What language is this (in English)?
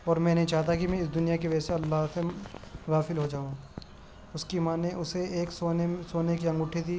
Urdu